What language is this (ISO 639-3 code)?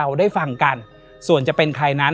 tha